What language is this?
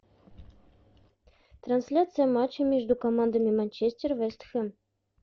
Russian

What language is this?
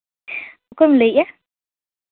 Santali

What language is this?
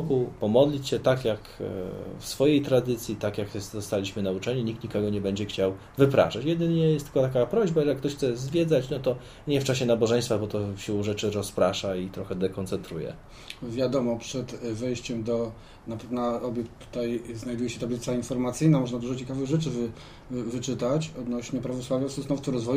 Polish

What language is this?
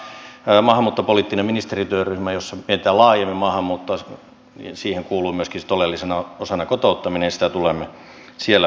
Finnish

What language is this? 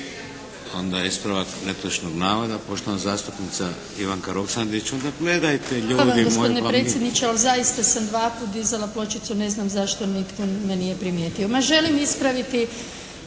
Croatian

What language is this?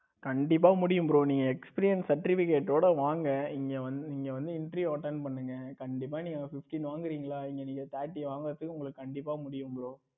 Tamil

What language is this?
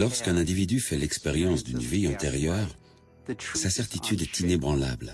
French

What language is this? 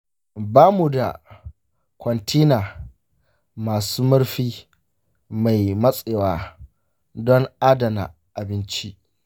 Hausa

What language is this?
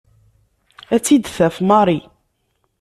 Kabyle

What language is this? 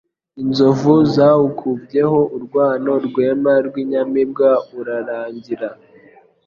Kinyarwanda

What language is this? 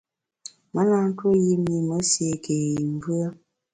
Bamun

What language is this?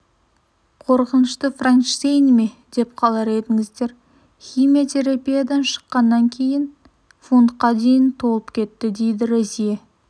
Kazakh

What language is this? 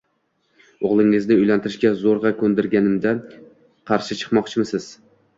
Uzbek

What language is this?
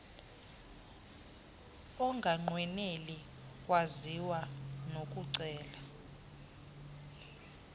Xhosa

